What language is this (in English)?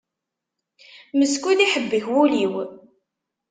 Kabyle